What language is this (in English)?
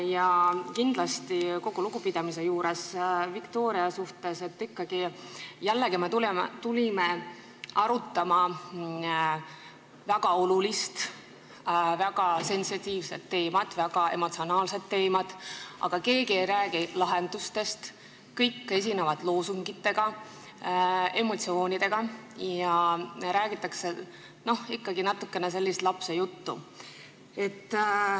Estonian